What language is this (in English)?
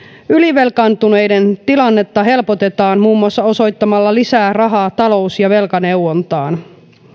Finnish